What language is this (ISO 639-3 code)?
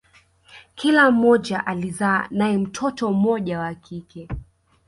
swa